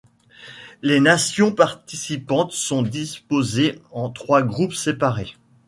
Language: French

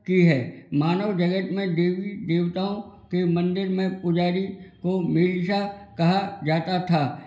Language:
Hindi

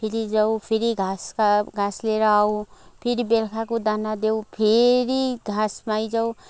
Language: Nepali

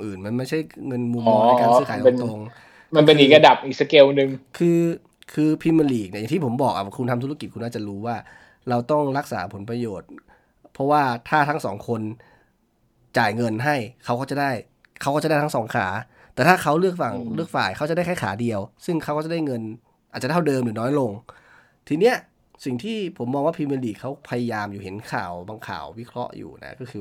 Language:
Thai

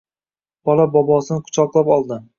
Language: Uzbek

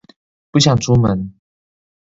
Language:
Chinese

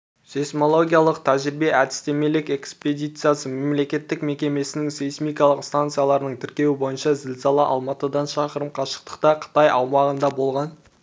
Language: Kazakh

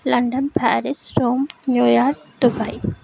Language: Telugu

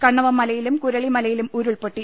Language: Malayalam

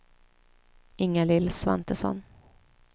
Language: Swedish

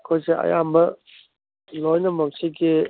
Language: Manipuri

